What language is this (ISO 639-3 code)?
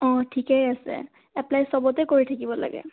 asm